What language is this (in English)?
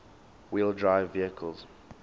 English